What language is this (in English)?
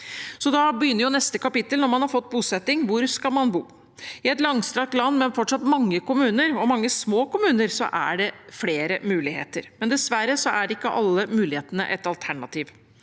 Norwegian